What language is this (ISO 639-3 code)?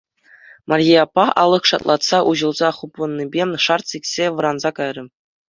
chv